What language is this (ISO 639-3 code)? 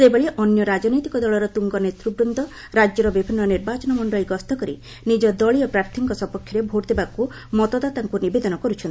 ori